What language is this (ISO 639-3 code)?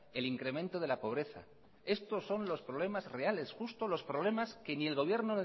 spa